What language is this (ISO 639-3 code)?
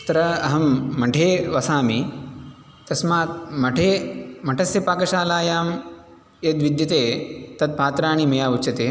san